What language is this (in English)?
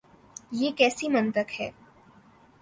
Urdu